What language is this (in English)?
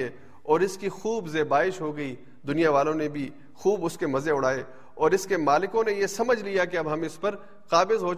Urdu